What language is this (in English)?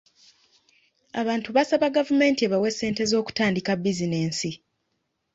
Ganda